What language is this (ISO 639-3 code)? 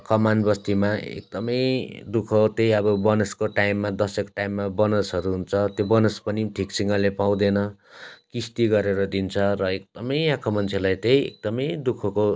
nep